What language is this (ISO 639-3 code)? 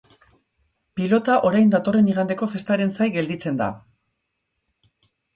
eus